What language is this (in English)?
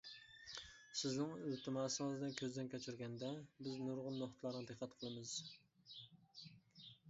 Uyghur